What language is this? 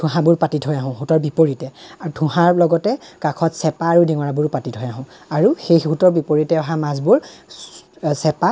Assamese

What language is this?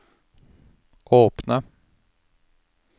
Norwegian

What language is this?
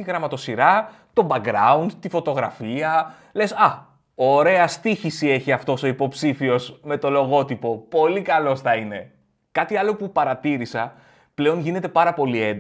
Greek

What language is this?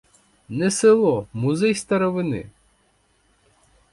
Ukrainian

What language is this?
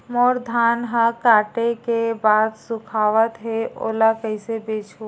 Chhattisgarhi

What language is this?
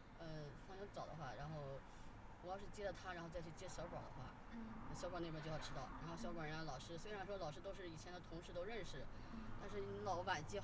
Chinese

